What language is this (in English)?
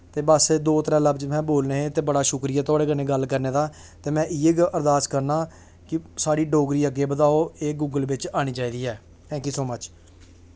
Dogri